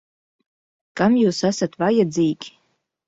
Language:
Latvian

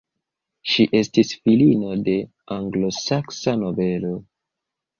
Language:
Esperanto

